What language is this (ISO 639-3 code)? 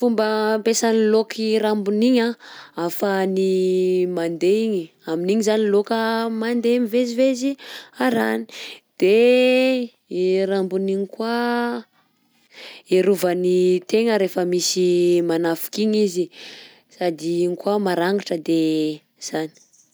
bzc